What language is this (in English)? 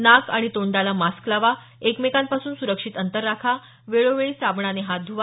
Marathi